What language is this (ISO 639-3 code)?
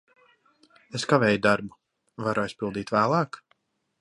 lav